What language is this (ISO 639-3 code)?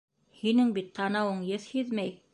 bak